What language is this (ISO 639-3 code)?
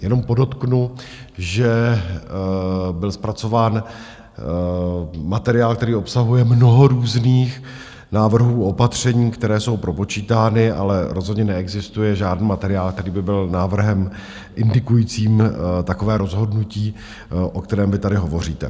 ces